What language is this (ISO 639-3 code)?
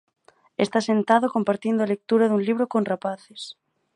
glg